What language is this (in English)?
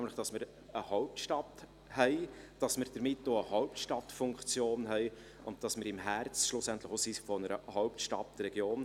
Swiss German